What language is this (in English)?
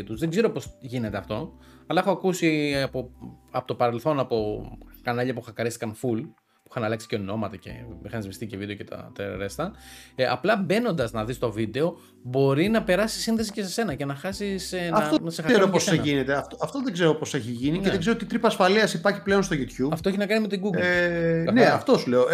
Greek